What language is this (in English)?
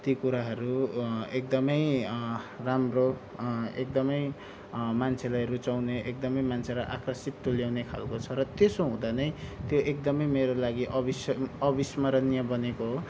Nepali